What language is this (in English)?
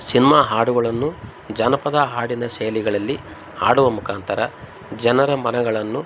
Kannada